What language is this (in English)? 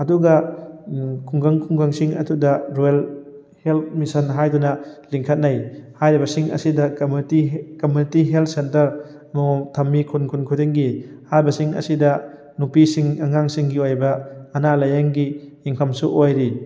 Manipuri